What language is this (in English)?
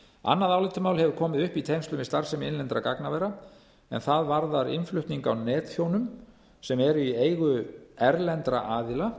Icelandic